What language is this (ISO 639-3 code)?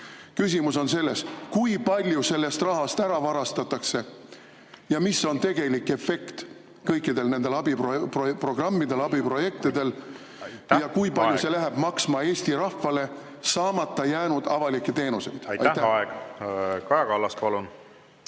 est